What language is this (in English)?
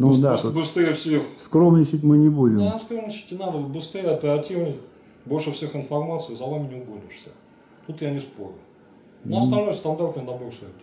Russian